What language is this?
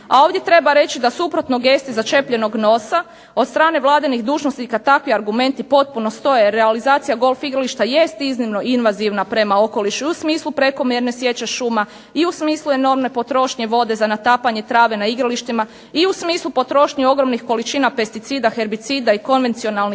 Croatian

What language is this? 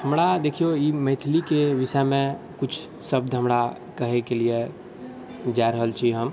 Maithili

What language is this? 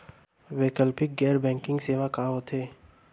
Chhattisgarhi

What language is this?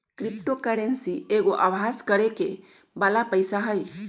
Magahi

